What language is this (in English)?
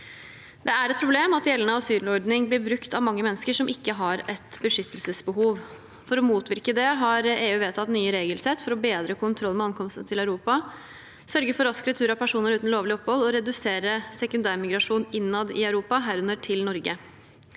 Norwegian